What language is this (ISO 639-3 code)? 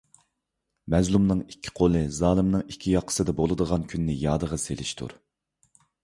uig